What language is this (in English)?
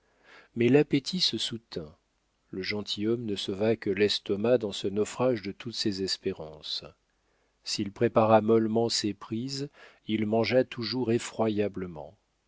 French